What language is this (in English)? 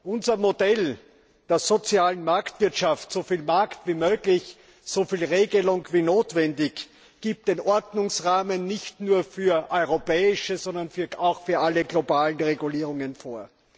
German